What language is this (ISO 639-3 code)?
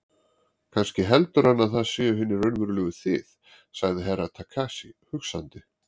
isl